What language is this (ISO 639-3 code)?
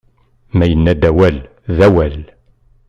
kab